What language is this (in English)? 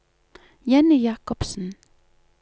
Norwegian